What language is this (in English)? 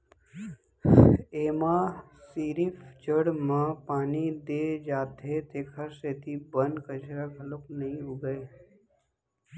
Chhattisgarhi